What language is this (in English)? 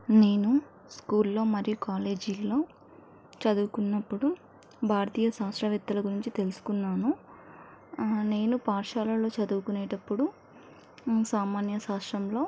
Telugu